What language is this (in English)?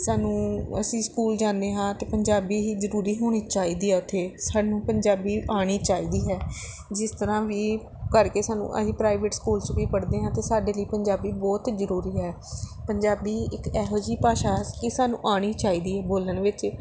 Punjabi